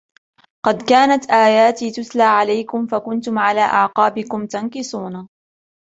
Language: Arabic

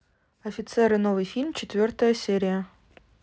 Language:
Russian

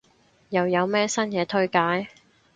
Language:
Cantonese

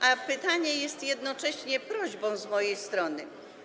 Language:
Polish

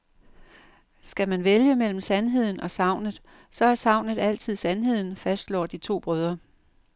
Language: Danish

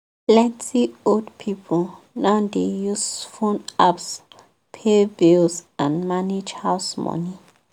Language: Nigerian Pidgin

